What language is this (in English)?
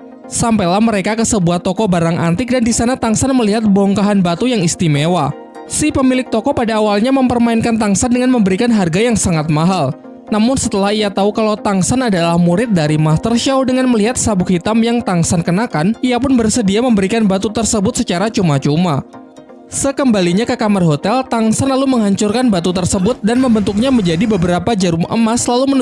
Indonesian